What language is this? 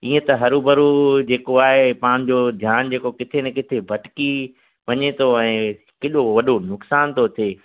Sindhi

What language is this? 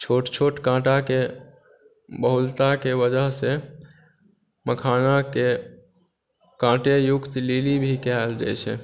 Maithili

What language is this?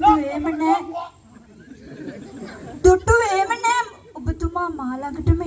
Arabic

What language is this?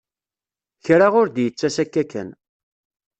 Kabyle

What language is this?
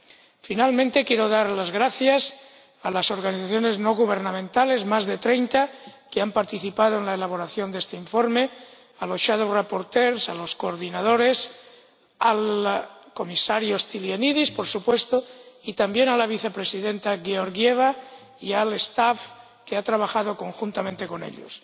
Spanish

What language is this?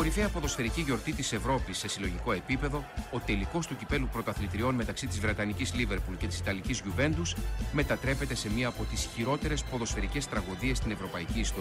Greek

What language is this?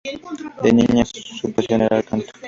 Spanish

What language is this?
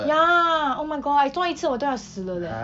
English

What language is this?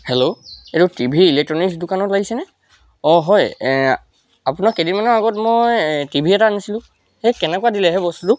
Assamese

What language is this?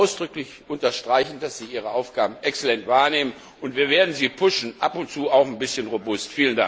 German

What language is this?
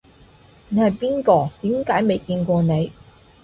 Cantonese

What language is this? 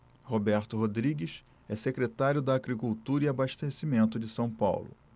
Portuguese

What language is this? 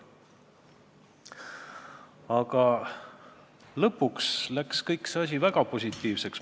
Estonian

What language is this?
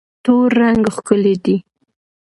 Pashto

